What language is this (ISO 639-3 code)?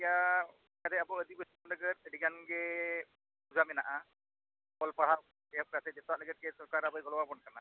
sat